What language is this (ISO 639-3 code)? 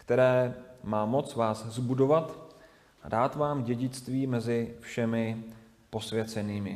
ces